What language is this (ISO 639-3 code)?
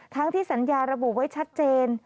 tha